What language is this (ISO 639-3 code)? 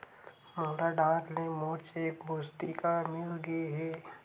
hne